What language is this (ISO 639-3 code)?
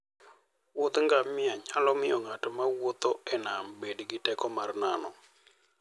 luo